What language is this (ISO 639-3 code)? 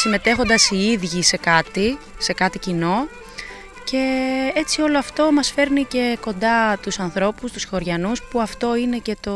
ell